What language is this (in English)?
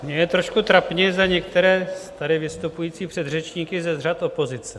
Czech